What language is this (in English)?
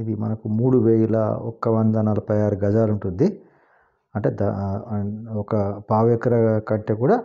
Hindi